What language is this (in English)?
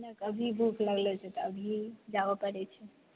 Maithili